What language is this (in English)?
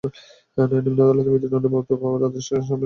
Bangla